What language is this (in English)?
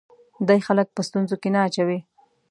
Pashto